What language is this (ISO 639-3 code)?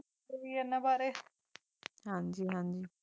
pan